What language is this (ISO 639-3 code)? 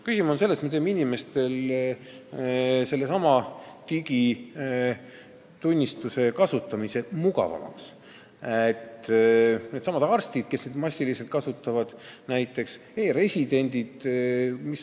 est